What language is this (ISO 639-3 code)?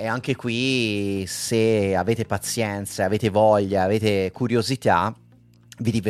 ita